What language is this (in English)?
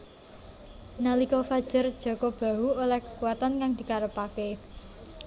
Javanese